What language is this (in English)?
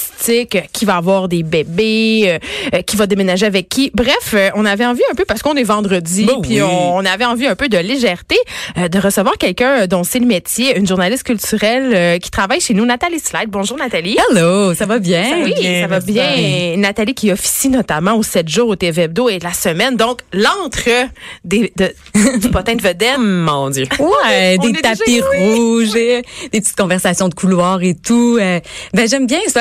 French